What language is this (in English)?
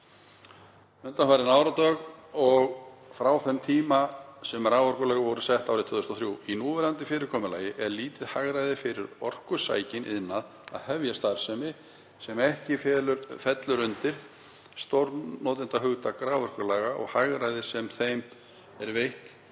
Icelandic